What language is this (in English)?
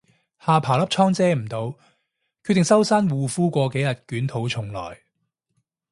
Cantonese